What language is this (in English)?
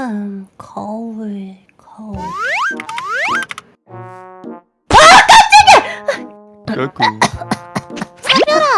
Korean